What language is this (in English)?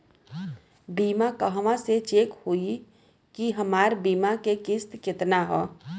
Bhojpuri